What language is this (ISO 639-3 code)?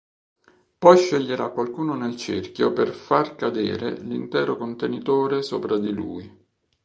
ita